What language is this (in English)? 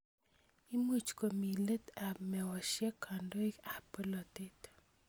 Kalenjin